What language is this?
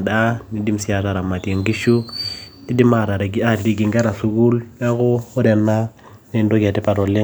Masai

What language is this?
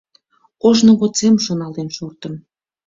Mari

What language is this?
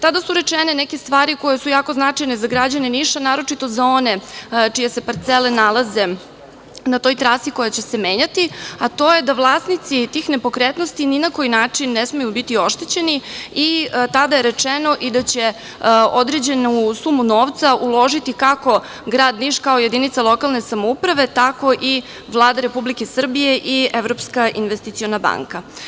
Serbian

